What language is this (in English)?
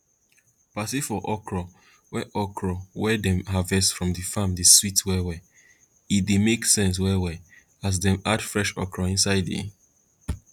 Nigerian Pidgin